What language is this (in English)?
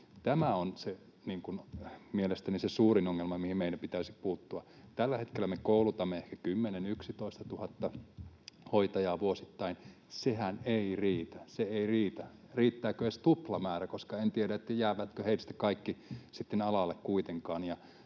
Finnish